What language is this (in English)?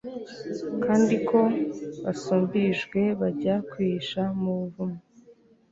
Kinyarwanda